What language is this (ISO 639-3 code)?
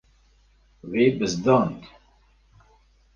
kur